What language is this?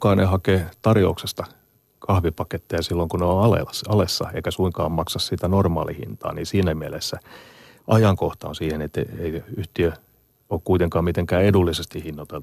Finnish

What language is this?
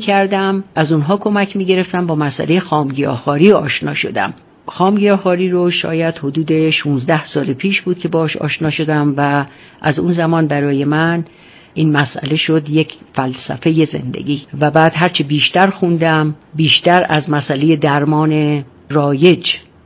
Persian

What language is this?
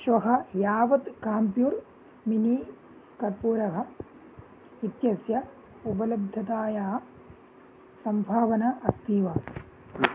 Sanskrit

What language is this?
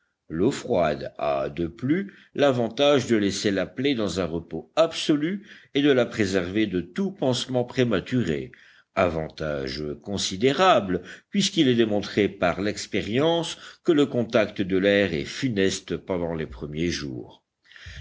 French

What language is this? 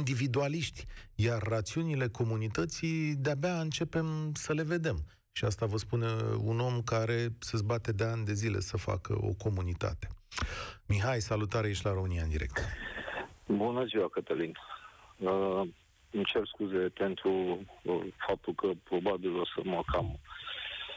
Romanian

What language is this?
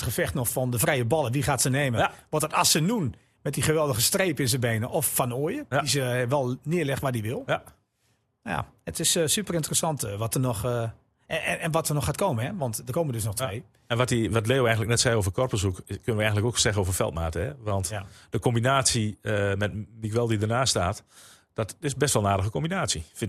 Dutch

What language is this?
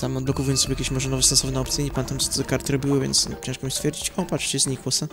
Polish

